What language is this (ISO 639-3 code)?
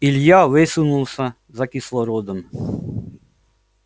rus